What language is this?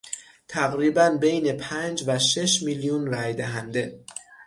Persian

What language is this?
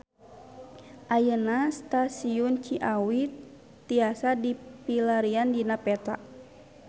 Sundanese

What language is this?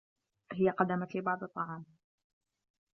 Arabic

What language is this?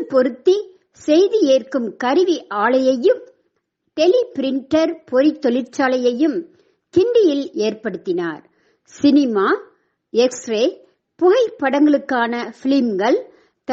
Tamil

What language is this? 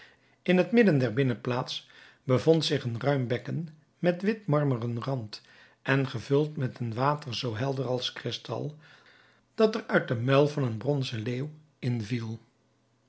Dutch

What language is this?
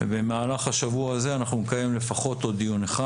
Hebrew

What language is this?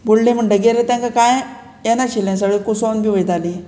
Konkani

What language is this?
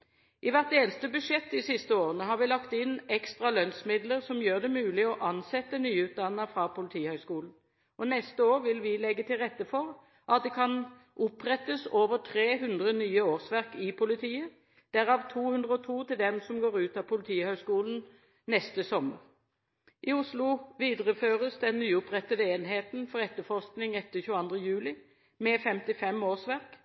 Norwegian Bokmål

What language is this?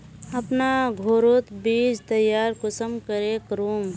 Magahi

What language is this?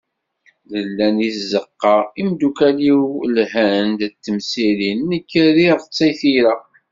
Kabyle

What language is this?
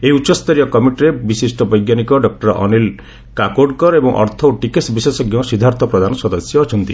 Odia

